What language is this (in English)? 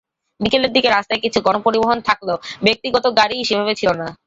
Bangla